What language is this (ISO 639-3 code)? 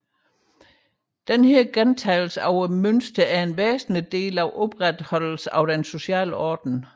dan